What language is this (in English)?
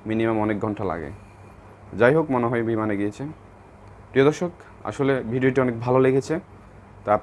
Turkish